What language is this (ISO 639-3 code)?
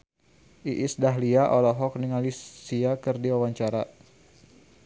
sun